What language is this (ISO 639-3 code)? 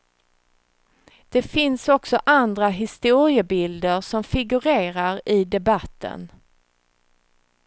swe